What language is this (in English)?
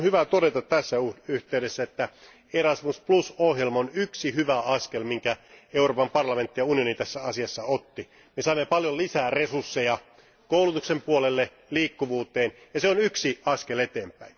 Finnish